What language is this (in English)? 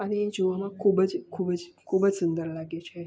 Gujarati